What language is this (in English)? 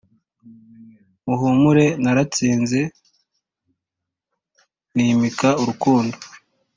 Kinyarwanda